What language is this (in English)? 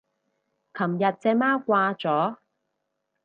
Cantonese